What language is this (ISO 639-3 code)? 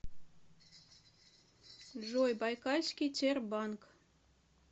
rus